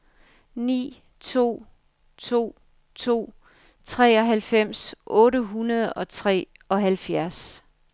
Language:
Danish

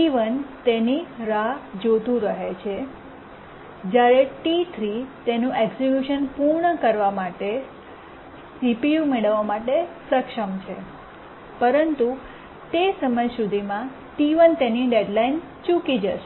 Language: Gujarati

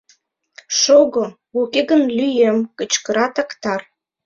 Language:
Mari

